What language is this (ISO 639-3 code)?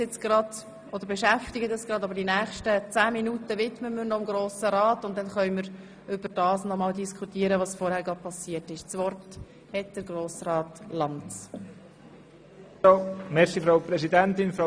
gsw